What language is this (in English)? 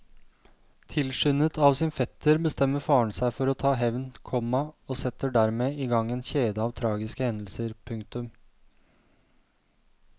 Norwegian